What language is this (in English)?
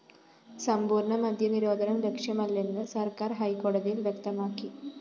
Malayalam